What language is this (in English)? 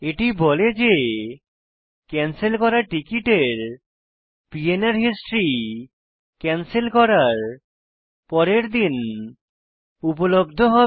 Bangla